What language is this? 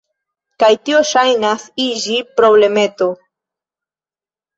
Esperanto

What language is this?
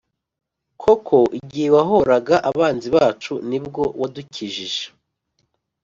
Kinyarwanda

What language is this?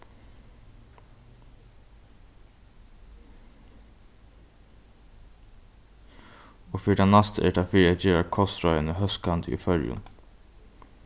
Faroese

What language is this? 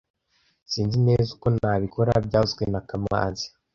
Kinyarwanda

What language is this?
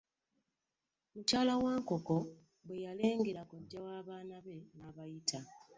Ganda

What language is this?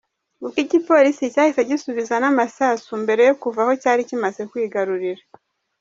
Kinyarwanda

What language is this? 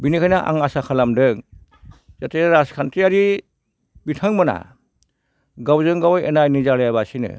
Bodo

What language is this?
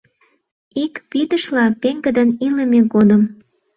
Mari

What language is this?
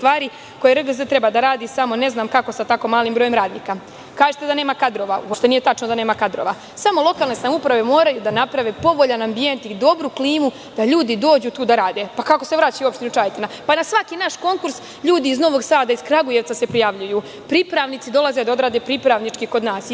Serbian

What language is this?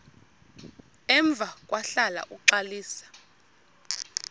Xhosa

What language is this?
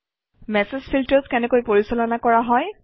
Assamese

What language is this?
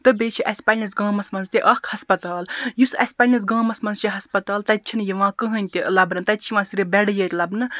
Kashmiri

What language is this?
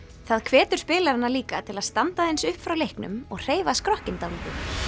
Icelandic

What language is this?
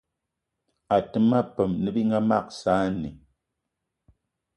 Eton (Cameroon)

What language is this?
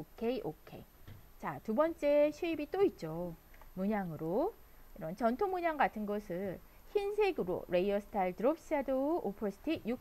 Korean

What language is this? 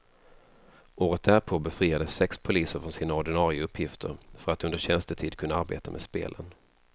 Swedish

